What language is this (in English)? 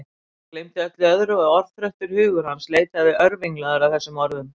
Icelandic